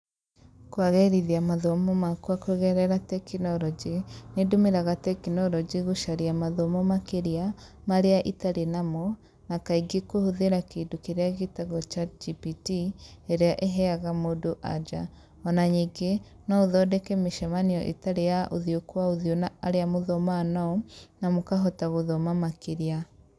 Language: Kikuyu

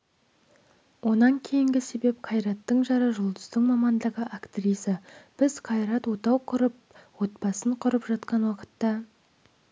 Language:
Kazakh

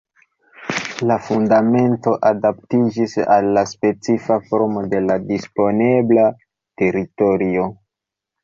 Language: Esperanto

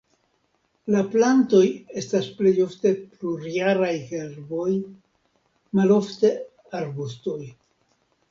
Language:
Esperanto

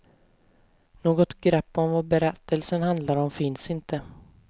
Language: Swedish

